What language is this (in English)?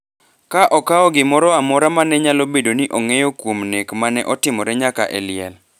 Luo (Kenya and Tanzania)